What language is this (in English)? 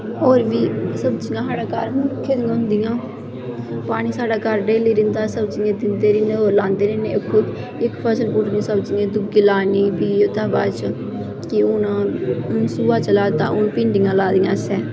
Dogri